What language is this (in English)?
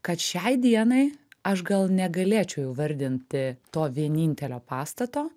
Lithuanian